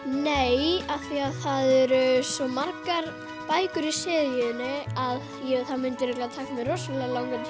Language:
Icelandic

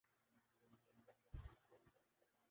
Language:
Urdu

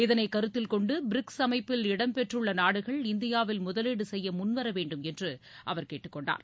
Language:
Tamil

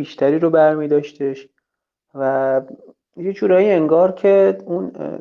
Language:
Persian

